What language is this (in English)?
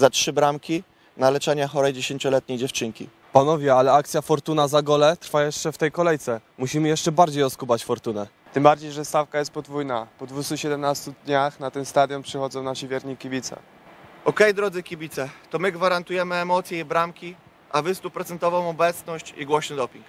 Polish